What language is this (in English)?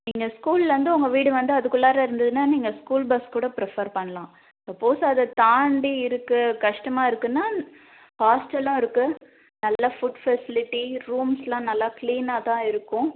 Tamil